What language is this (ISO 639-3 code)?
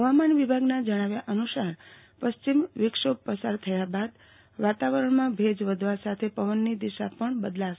guj